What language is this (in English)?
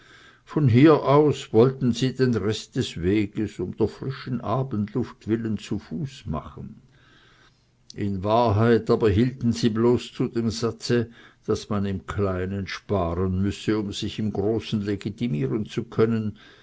German